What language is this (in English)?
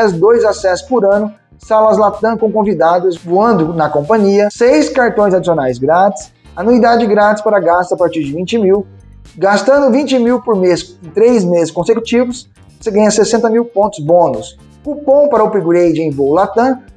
Portuguese